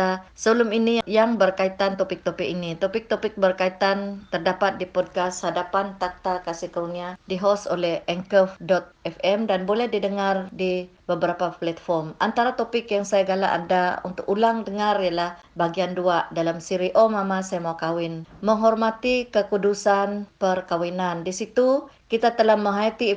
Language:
Malay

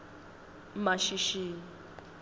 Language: Swati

